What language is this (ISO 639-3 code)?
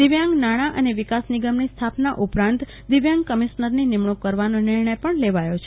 guj